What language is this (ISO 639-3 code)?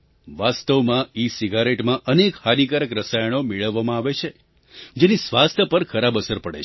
guj